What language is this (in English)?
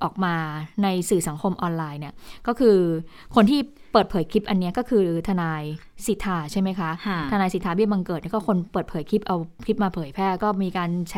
Thai